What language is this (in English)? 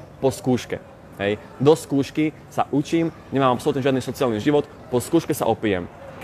Slovak